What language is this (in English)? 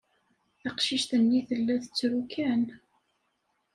Kabyle